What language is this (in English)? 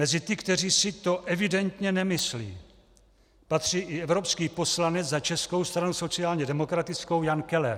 Czech